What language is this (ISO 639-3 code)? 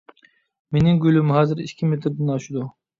uig